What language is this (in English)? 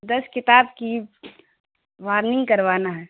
Urdu